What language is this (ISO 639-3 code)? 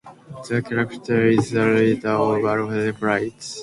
eng